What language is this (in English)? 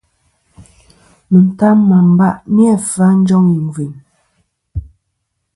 Kom